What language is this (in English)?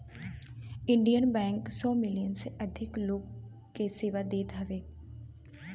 Bhojpuri